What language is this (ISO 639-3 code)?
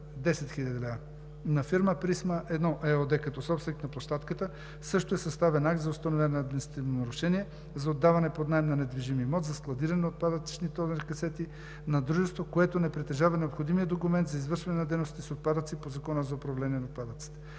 bul